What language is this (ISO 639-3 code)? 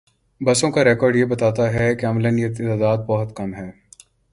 urd